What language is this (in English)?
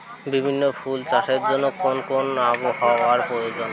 Bangla